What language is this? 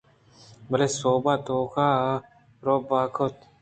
Eastern Balochi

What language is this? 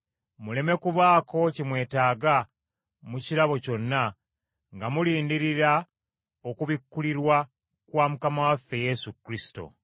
Ganda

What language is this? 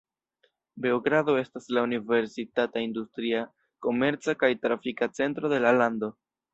Esperanto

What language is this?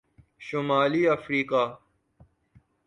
Urdu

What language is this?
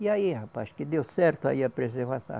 Portuguese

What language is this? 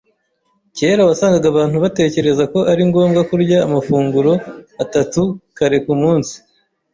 Kinyarwanda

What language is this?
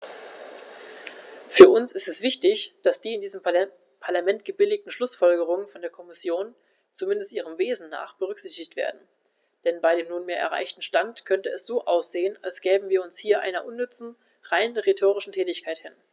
German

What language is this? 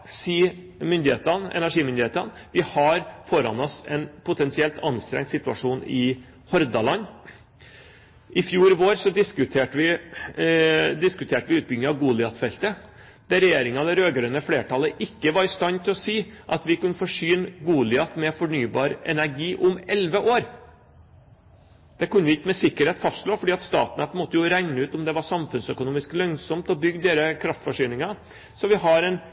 Norwegian Bokmål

